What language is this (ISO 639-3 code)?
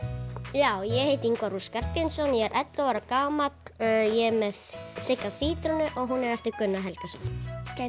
isl